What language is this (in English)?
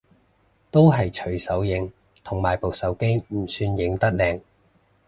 Cantonese